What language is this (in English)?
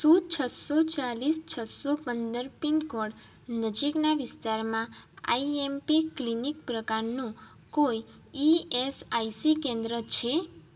Gujarati